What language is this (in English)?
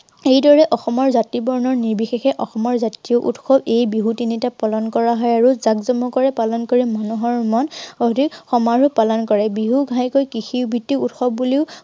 Assamese